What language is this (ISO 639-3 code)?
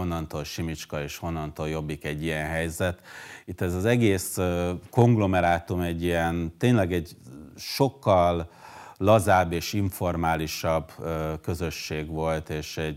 hun